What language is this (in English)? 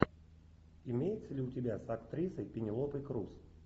Russian